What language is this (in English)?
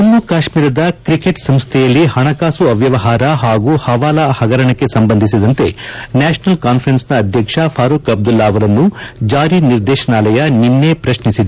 Kannada